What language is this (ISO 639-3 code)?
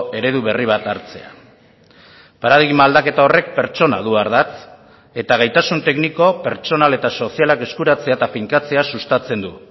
eus